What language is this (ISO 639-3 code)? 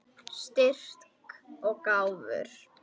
isl